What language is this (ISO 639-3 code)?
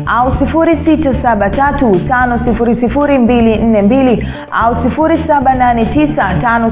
swa